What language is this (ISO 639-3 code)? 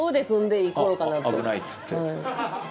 jpn